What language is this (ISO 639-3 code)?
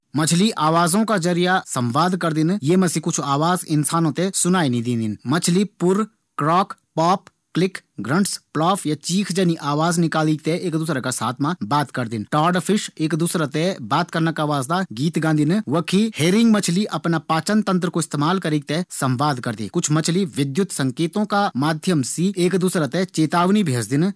gbm